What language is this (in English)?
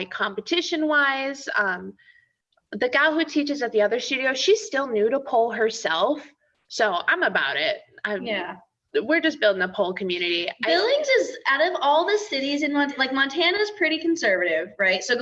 English